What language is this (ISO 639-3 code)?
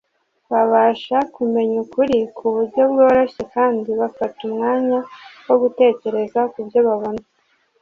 kin